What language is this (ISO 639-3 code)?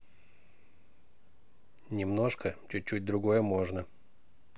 rus